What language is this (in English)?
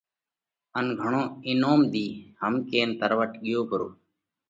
Parkari Koli